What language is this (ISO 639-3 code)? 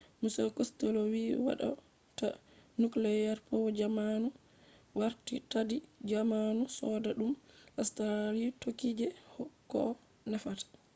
ful